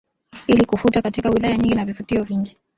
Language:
Swahili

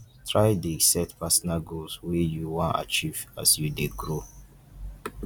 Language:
Nigerian Pidgin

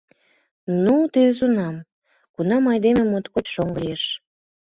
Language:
Mari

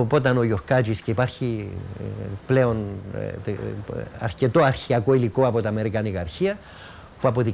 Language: Greek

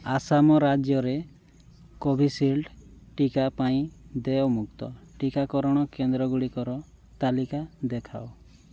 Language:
Odia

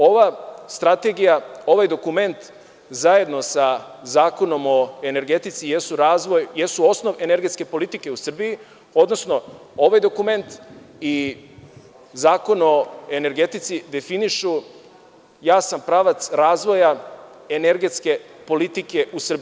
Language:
Serbian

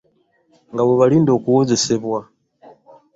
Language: Ganda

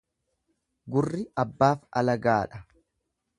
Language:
Oromo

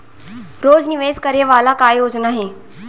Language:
Chhattisgarhi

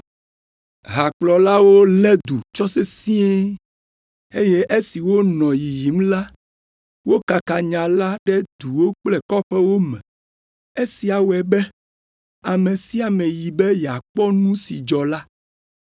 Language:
Ewe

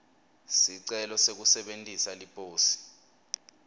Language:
Swati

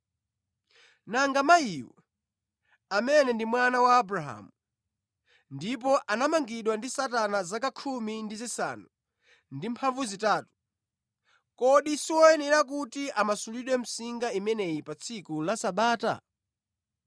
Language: Nyanja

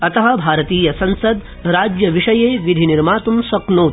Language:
Sanskrit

